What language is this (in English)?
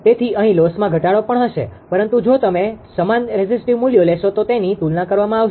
Gujarati